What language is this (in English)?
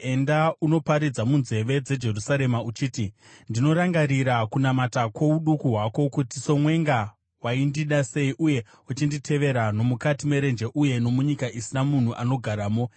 Shona